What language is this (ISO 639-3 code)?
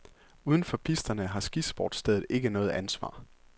dan